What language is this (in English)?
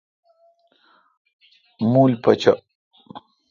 Kalkoti